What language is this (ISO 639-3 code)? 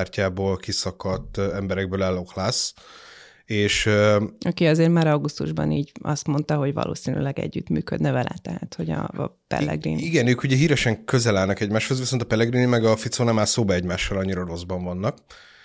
hun